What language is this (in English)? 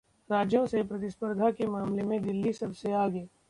Hindi